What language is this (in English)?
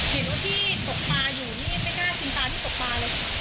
Thai